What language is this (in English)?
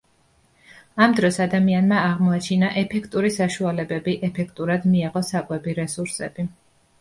Georgian